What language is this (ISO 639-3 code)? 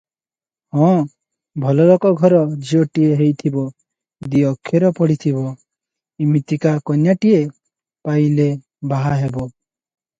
ori